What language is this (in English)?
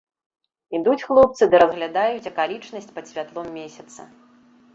Belarusian